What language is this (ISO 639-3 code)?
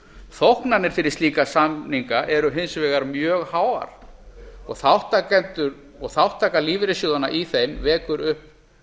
isl